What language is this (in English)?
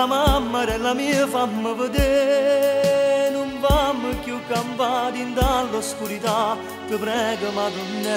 Italian